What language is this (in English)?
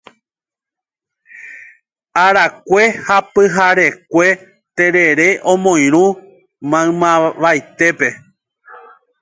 Guarani